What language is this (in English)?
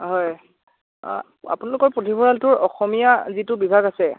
Assamese